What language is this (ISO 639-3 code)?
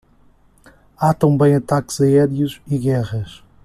por